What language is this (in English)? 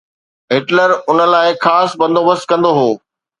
Sindhi